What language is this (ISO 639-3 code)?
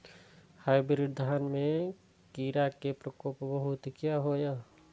mai